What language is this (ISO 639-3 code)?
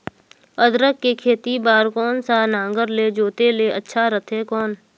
hne